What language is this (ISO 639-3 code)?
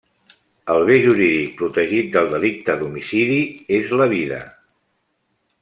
cat